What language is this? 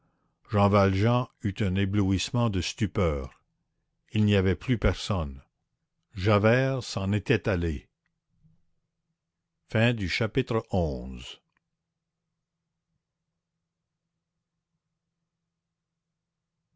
French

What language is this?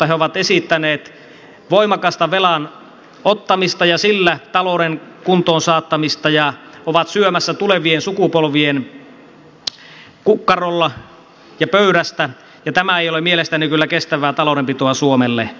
Finnish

